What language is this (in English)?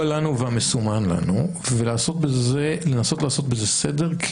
Hebrew